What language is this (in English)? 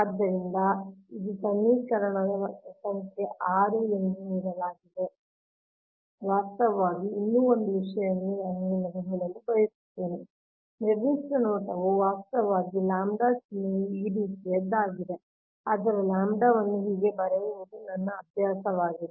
Kannada